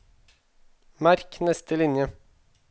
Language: Norwegian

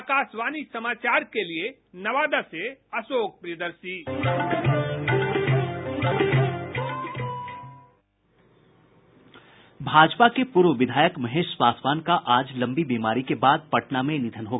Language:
Hindi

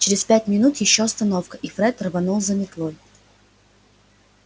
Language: Russian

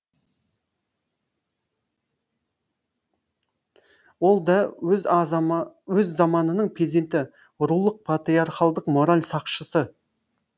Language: Kazakh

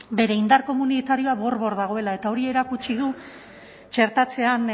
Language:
Basque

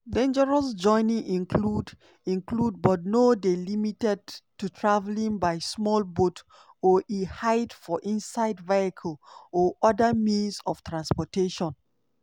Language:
Nigerian Pidgin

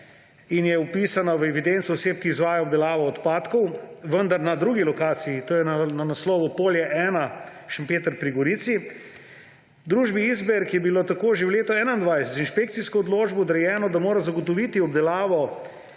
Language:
Slovenian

